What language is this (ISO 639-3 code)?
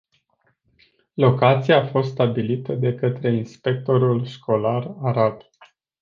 ron